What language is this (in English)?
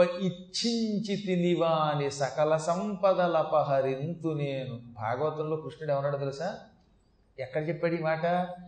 Telugu